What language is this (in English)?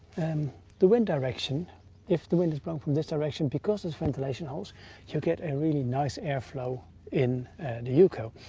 English